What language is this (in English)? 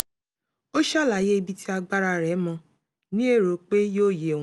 Yoruba